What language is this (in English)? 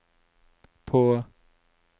Norwegian